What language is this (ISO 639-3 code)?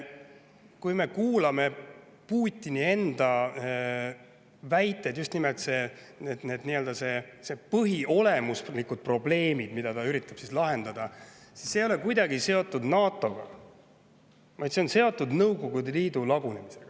est